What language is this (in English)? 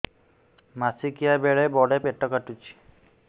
Odia